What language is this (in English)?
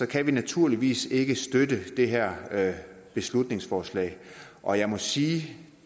Danish